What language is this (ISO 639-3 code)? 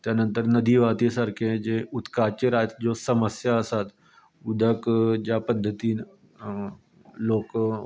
kok